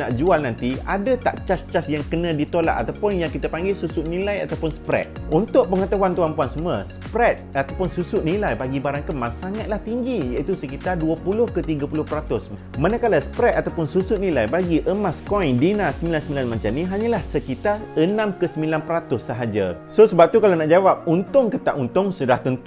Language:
Malay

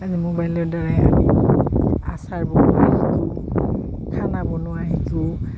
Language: Assamese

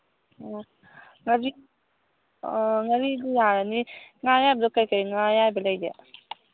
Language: Manipuri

